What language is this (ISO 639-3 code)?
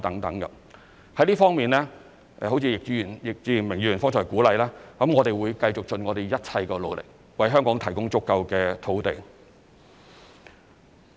yue